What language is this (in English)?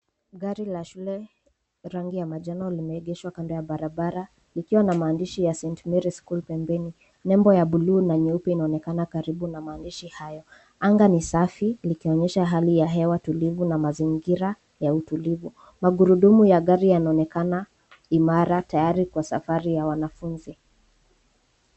Swahili